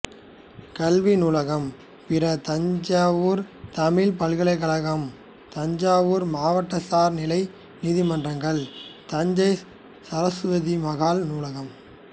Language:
Tamil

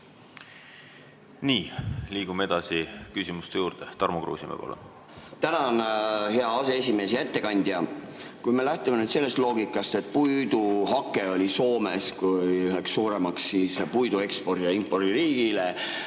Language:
Estonian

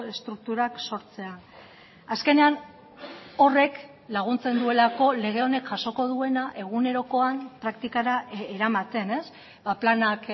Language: Basque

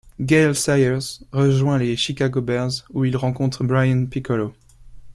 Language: French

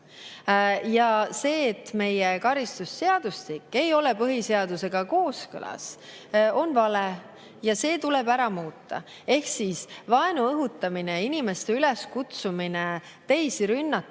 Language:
Estonian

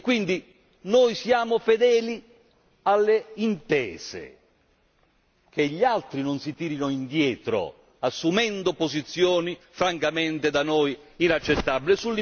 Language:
Italian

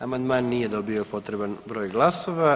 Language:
Croatian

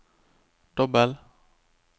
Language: Norwegian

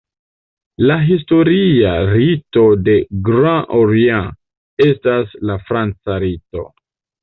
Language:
Esperanto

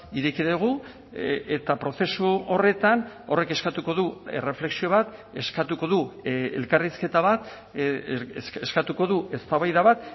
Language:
Basque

